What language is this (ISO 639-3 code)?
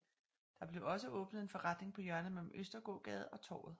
dan